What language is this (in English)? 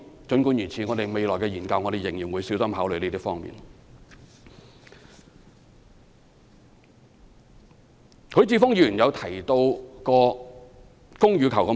Cantonese